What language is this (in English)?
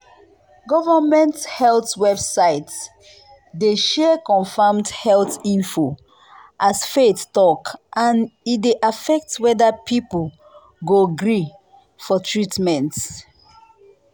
Nigerian Pidgin